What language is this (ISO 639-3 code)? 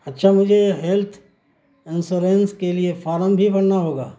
urd